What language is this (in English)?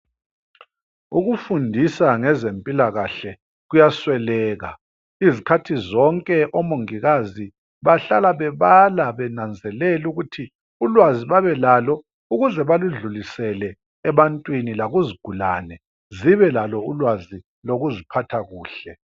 North Ndebele